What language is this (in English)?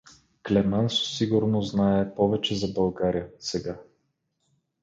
Bulgarian